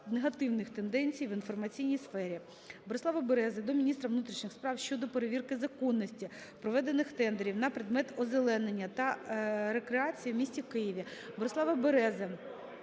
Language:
Ukrainian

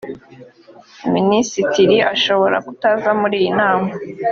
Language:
Kinyarwanda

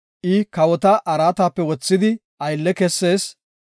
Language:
Gofa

